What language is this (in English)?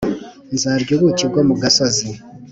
Kinyarwanda